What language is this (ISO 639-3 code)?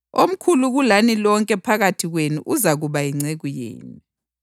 nde